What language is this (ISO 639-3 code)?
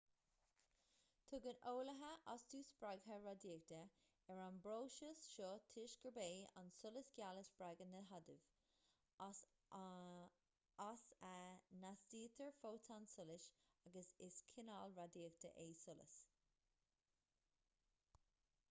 gle